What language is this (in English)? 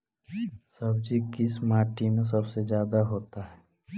Magahi